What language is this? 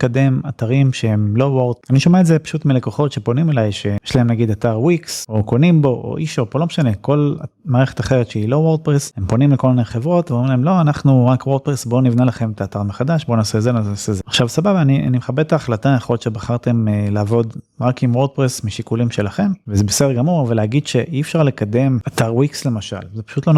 Hebrew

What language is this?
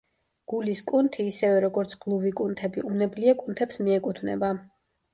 Georgian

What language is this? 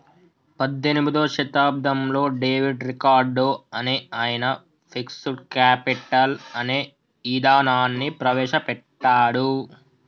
Telugu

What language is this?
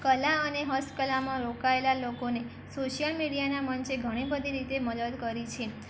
Gujarati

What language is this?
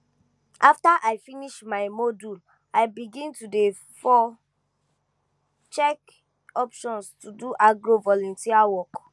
Nigerian Pidgin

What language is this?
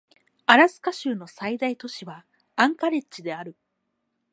Japanese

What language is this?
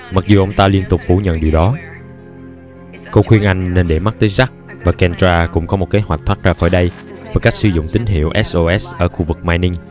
Vietnamese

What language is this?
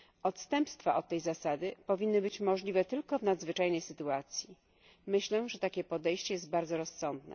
Polish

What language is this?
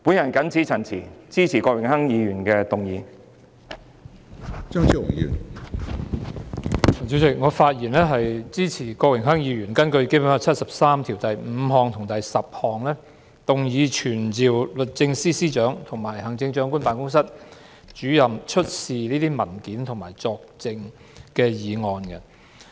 Cantonese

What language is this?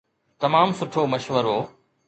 Sindhi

